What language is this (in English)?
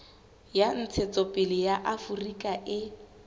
Southern Sotho